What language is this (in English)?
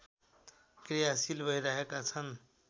Nepali